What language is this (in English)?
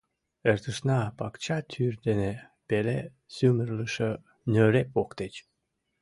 Mari